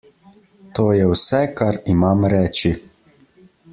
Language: Slovenian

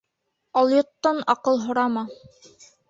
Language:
Bashkir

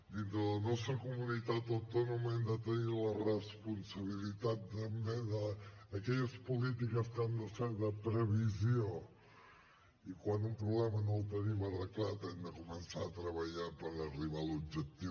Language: Catalan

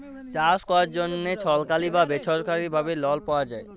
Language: Bangla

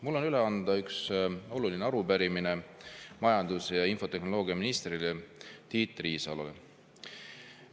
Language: Estonian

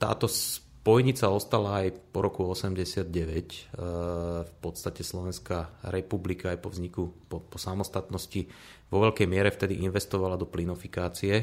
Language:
Slovak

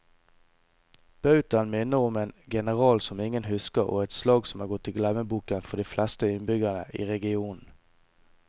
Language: Norwegian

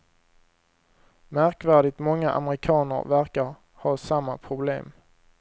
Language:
Swedish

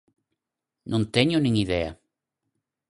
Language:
Galician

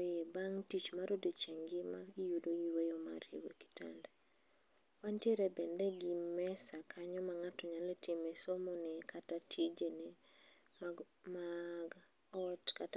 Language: Luo (Kenya and Tanzania)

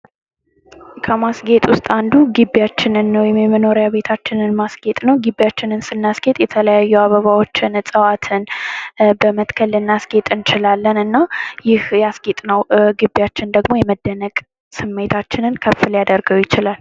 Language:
Amharic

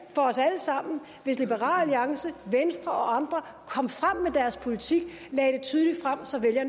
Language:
Danish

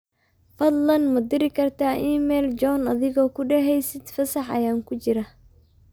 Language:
Somali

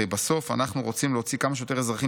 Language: Hebrew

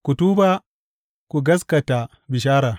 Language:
Hausa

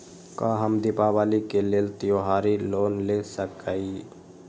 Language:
Magahi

